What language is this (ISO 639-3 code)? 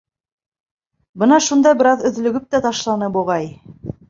bak